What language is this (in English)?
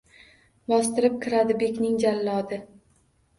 Uzbek